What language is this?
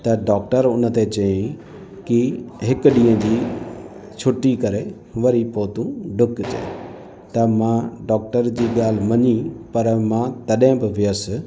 Sindhi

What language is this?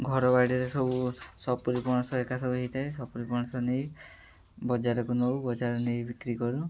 Odia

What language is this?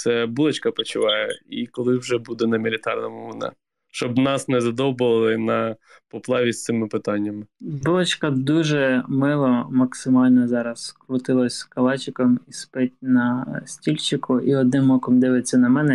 Ukrainian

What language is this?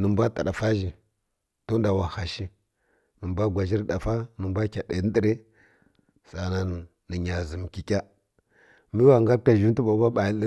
Kirya-Konzəl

